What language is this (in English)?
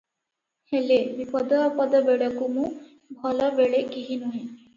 Odia